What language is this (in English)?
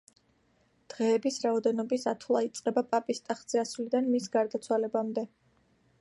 Georgian